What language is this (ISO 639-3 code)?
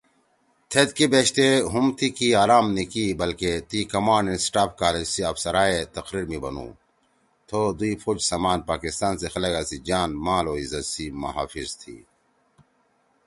trw